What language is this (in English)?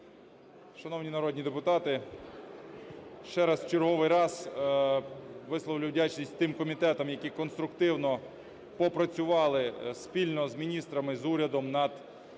Ukrainian